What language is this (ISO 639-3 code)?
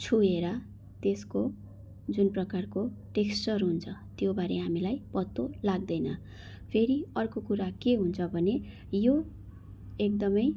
nep